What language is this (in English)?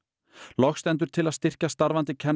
Icelandic